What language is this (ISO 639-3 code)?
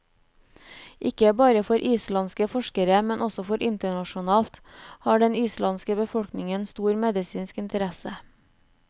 nor